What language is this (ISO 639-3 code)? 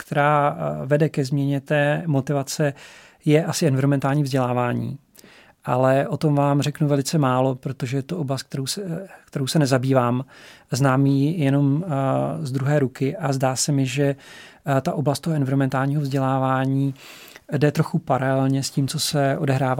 ces